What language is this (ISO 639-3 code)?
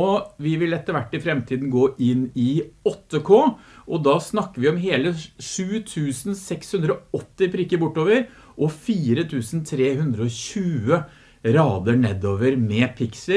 nor